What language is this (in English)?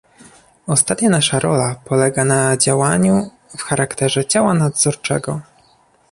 Polish